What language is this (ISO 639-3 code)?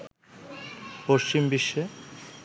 ben